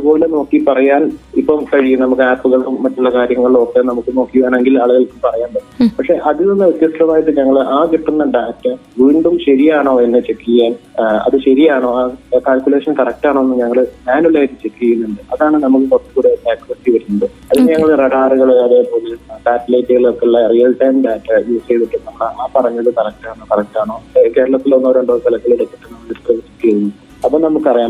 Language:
Malayalam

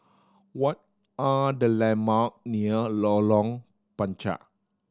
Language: English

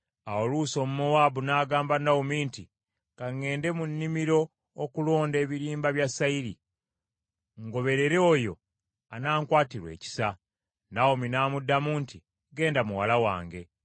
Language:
Ganda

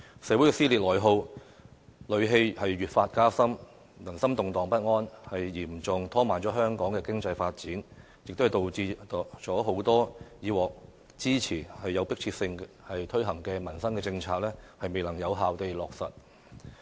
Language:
Cantonese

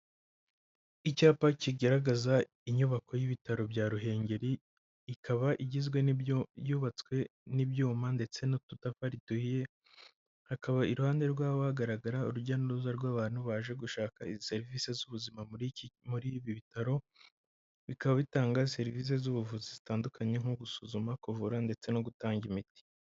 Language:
Kinyarwanda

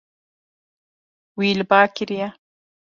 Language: Kurdish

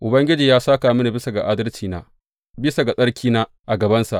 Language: Hausa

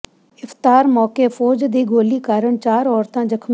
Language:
Punjabi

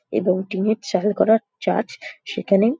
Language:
Bangla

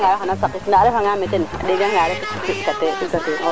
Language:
Serer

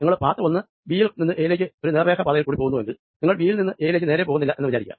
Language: Malayalam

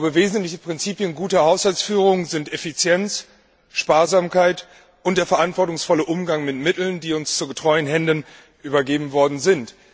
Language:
German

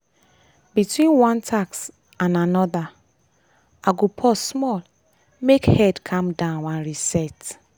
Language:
Nigerian Pidgin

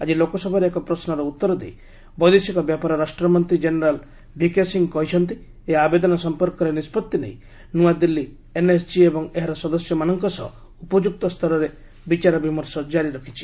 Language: Odia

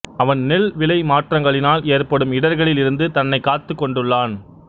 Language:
Tamil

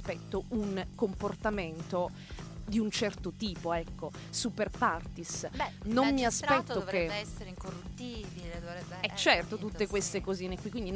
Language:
Italian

